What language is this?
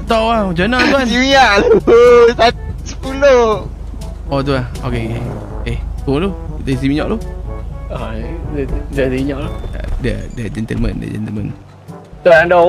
Malay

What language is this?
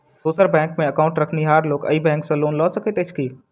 Maithili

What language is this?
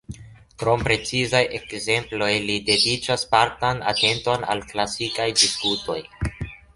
Esperanto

